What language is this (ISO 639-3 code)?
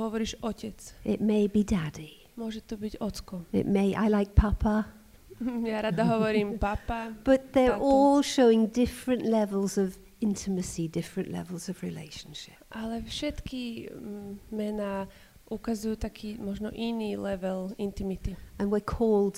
slk